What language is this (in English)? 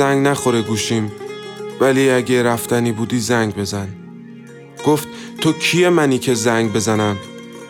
Persian